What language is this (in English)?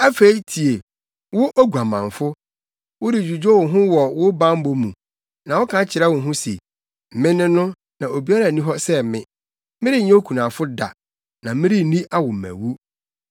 Akan